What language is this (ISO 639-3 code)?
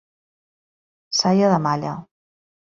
cat